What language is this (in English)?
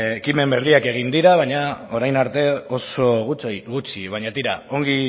Basque